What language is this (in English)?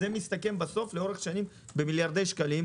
Hebrew